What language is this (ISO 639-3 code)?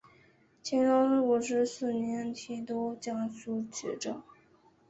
zho